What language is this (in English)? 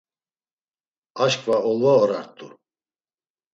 Laz